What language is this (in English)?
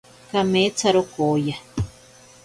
Ashéninka Perené